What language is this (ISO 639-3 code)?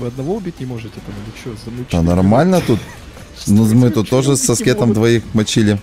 rus